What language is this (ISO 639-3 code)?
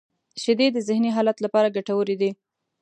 pus